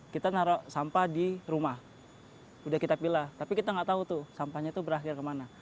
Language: Indonesian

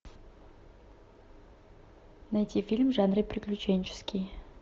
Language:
Russian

